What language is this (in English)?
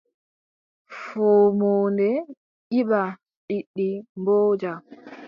Adamawa Fulfulde